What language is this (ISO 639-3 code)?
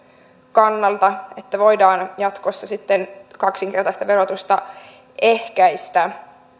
fin